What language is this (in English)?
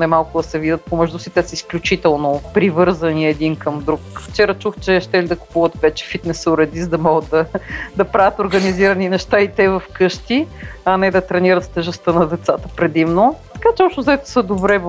Bulgarian